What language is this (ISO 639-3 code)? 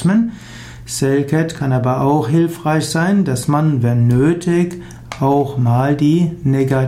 deu